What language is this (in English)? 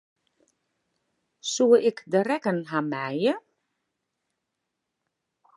Western Frisian